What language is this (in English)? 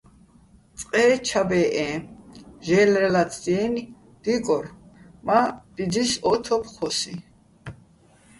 Bats